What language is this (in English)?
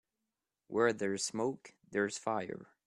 English